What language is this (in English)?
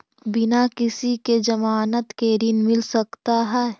Magahi